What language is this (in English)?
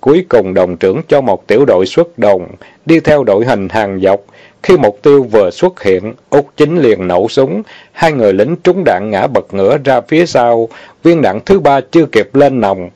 Vietnamese